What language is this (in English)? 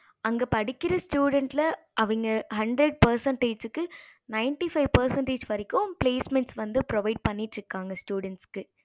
Tamil